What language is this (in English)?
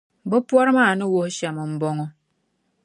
Dagbani